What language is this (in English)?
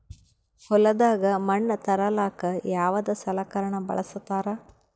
Kannada